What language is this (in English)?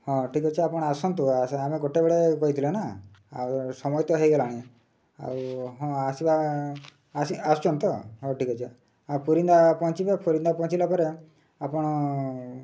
Odia